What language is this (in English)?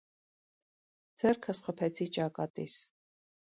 Armenian